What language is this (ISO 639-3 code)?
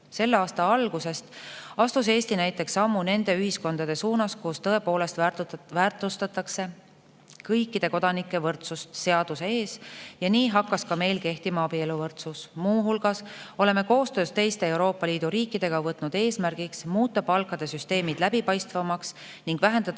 est